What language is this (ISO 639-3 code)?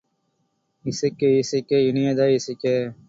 tam